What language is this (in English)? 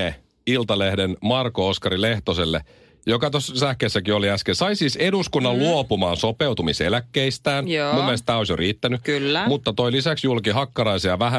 Finnish